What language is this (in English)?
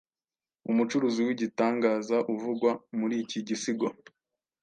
Kinyarwanda